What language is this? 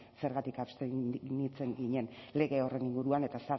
Basque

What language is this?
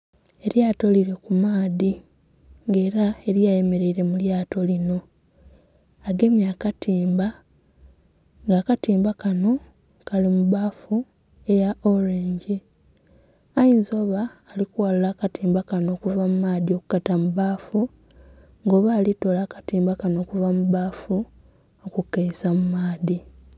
Soga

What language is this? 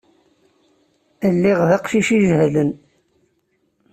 Kabyle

